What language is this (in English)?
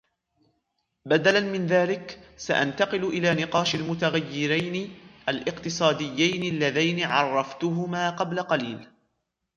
Arabic